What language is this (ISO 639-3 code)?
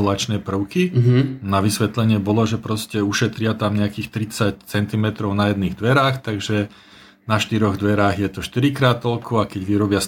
slk